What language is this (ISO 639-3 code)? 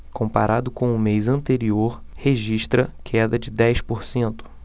por